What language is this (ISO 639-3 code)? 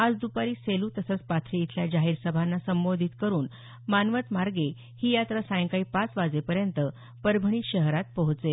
mar